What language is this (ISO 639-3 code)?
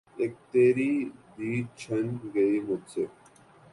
urd